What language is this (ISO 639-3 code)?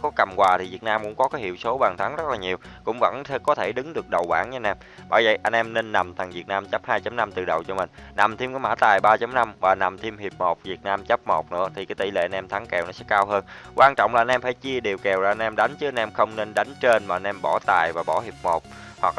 vie